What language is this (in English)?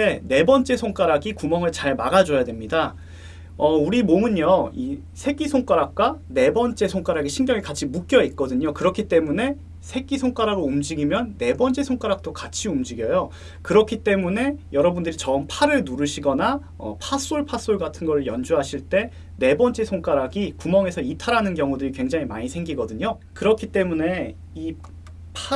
Korean